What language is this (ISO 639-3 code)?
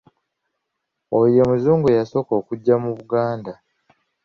lug